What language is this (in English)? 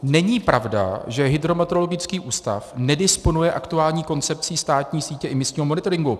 Czech